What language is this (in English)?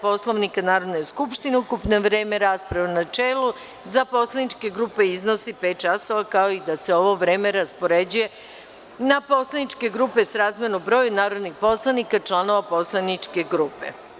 Serbian